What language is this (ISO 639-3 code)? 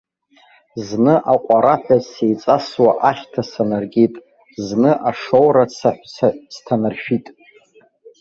abk